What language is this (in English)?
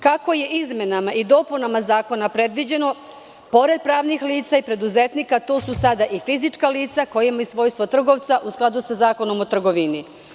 Serbian